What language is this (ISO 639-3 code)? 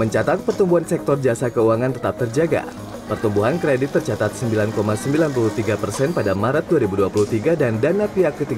ind